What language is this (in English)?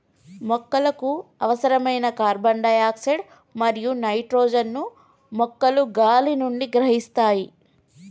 Telugu